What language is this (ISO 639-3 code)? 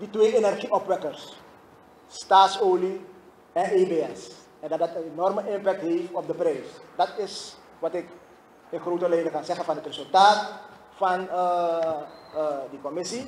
nld